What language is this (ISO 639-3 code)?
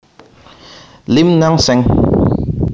jav